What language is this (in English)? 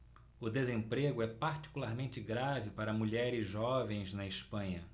Portuguese